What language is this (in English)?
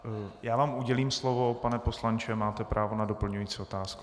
Czech